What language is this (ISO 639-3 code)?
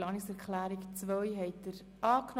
gsw